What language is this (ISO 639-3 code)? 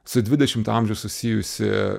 lit